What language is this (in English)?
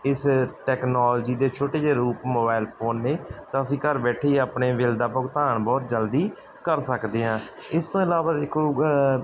Punjabi